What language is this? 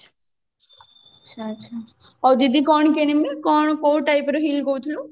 Odia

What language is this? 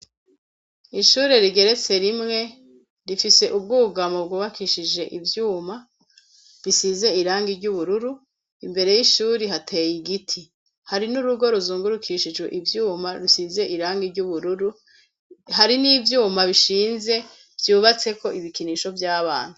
Rundi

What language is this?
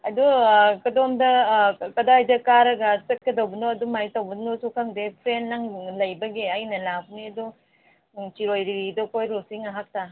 Manipuri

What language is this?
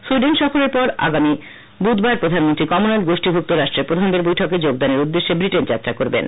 Bangla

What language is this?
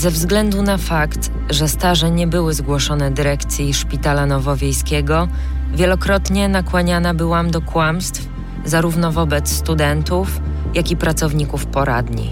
Polish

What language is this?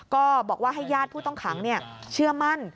Thai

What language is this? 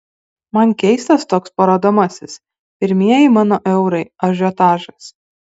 Lithuanian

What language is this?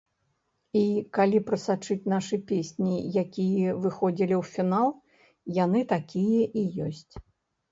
Belarusian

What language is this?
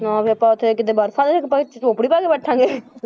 Punjabi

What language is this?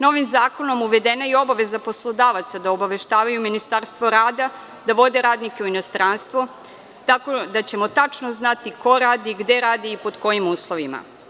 Serbian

